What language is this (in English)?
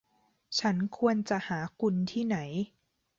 Thai